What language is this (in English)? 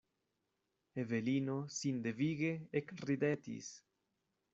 Esperanto